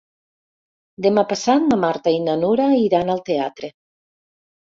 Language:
Catalan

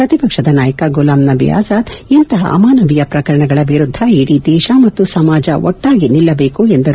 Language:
Kannada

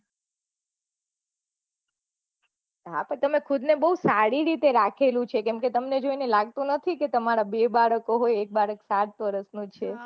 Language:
Gujarati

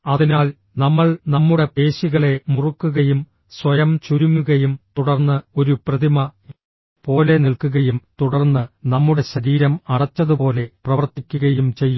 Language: Malayalam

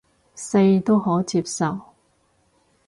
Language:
Cantonese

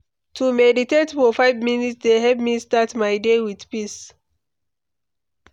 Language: Nigerian Pidgin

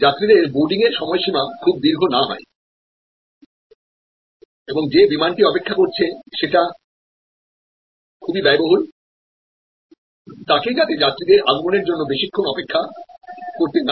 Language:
Bangla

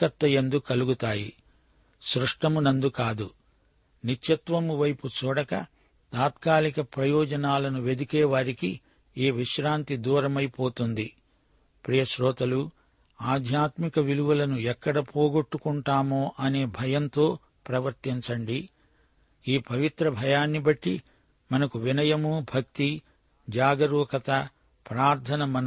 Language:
Telugu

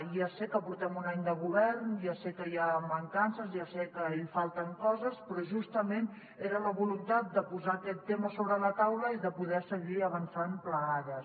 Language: Catalan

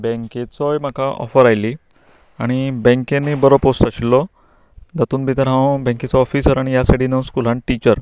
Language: Konkani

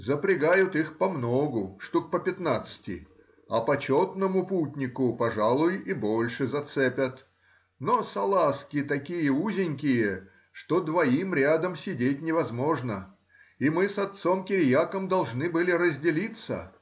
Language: Russian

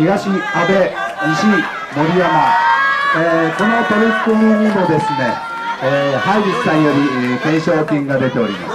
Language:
Japanese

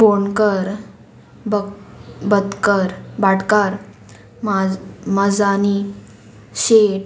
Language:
Konkani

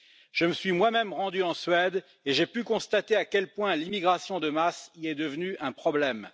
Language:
French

